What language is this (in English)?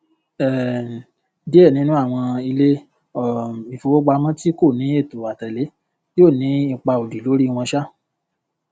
Yoruba